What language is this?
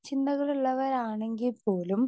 Malayalam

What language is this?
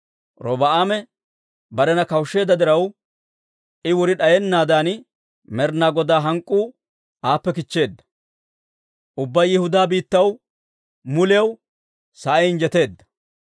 Dawro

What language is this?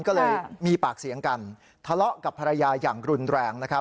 Thai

